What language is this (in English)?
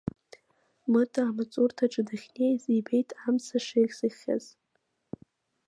Abkhazian